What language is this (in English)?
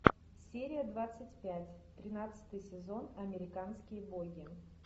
Russian